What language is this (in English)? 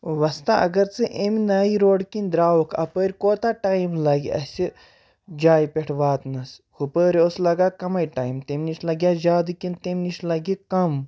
Kashmiri